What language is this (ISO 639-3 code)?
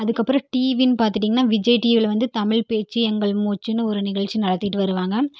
tam